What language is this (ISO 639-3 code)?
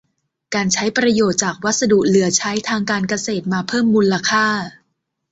tha